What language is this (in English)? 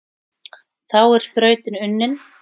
Icelandic